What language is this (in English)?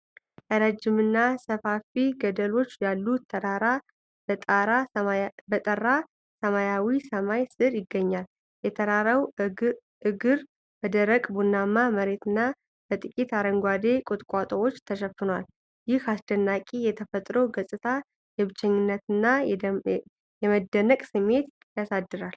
Amharic